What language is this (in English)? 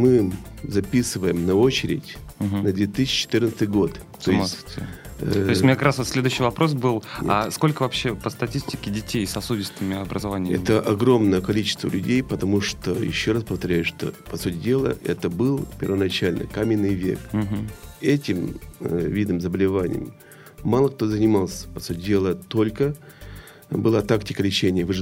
Russian